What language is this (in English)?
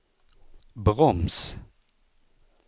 Swedish